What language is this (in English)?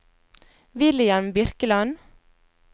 Norwegian